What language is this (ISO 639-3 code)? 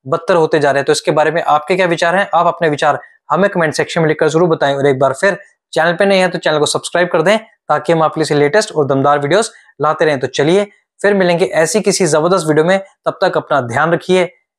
hin